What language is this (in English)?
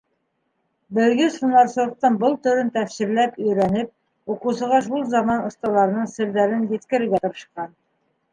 Bashkir